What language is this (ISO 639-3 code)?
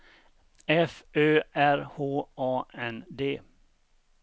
swe